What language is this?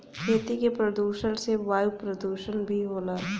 Bhojpuri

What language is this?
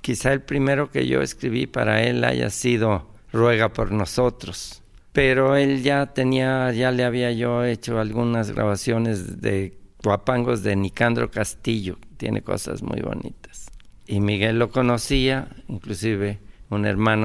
Spanish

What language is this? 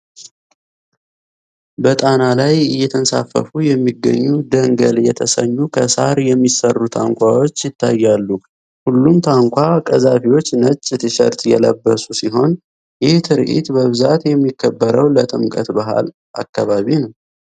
Amharic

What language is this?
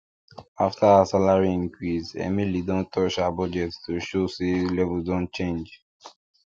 Nigerian Pidgin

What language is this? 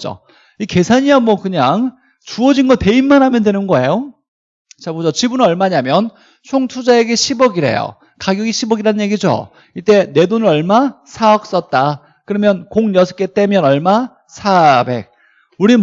Korean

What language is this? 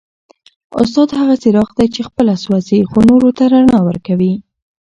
Pashto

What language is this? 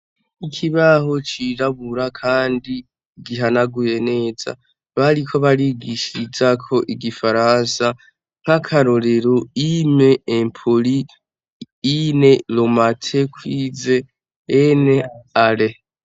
Rundi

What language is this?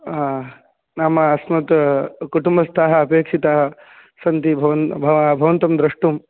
Sanskrit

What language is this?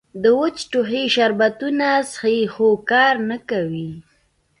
Pashto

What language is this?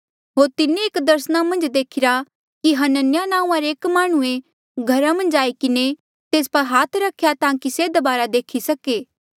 Mandeali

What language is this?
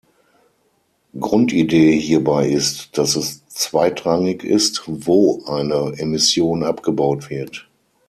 German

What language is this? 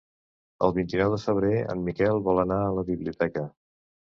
Catalan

